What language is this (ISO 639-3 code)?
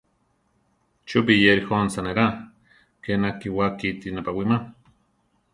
tar